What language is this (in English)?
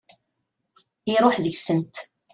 Kabyle